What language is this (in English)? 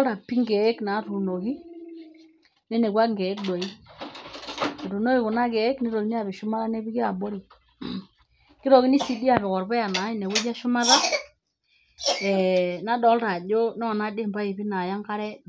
Masai